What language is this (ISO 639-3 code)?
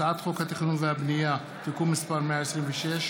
heb